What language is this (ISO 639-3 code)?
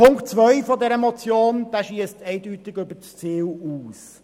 gsw